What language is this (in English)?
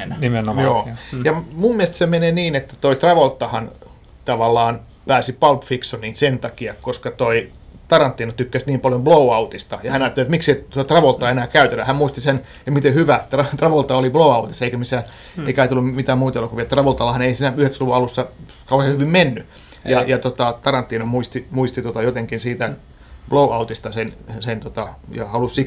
Finnish